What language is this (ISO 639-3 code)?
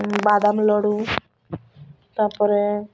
ori